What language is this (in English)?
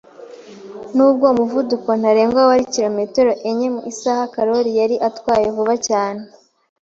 Kinyarwanda